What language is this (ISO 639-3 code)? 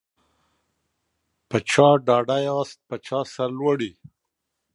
pus